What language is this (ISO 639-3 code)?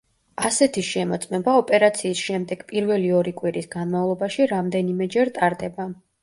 kat